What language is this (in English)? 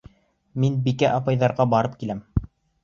Bashkir